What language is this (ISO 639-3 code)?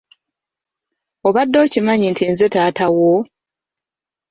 lug